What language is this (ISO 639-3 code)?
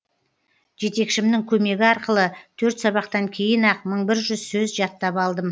kaz